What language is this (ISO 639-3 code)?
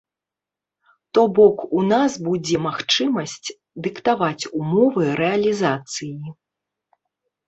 bel